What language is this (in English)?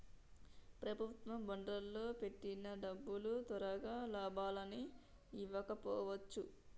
Telugu